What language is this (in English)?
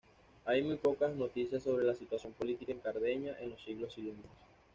Spanish